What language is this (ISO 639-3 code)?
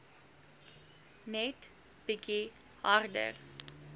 afr